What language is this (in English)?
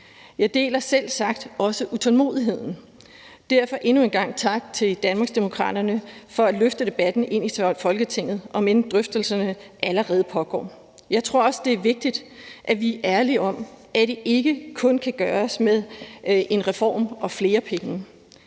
Danish